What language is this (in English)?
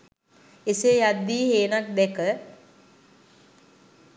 Sinhala